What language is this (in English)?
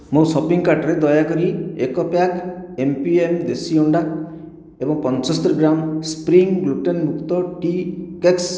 Odia